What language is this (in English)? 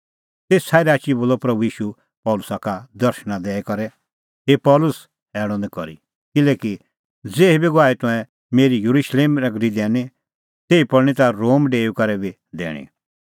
Kullu Pahari